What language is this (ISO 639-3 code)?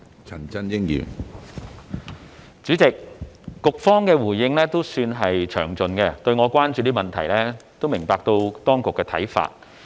yue